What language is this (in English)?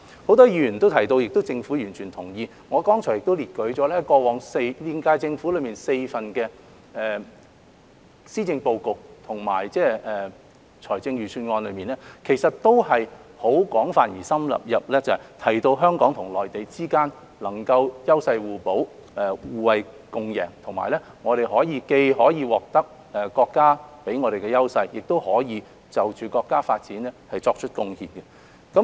Cantonese